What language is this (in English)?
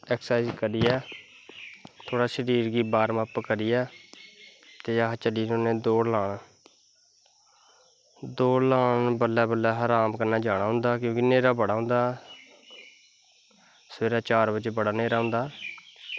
Dogri